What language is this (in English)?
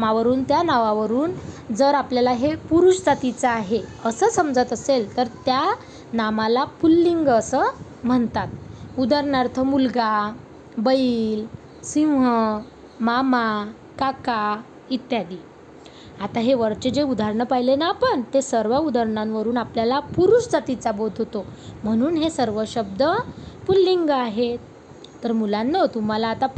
Marathi